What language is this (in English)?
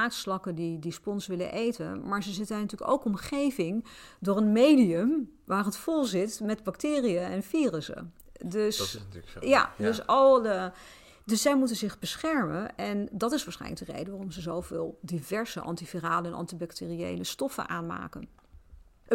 Dutch